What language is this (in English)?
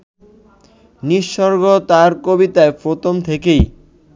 Bangla